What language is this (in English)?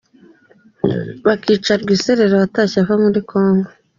Kinyarwanda